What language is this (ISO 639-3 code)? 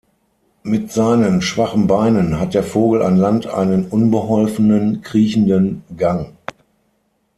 deu